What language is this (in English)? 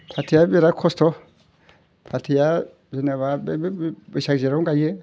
Bodo